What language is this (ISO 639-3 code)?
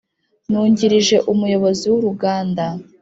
kin